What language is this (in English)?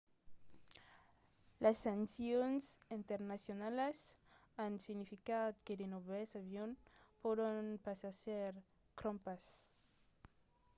Occitan